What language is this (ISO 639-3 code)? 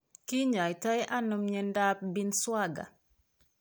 kln